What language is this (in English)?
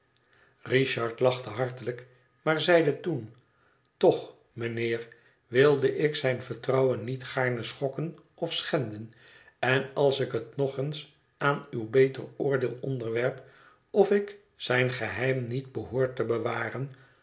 Dutch